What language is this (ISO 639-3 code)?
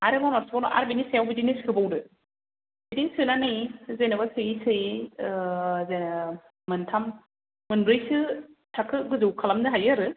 brx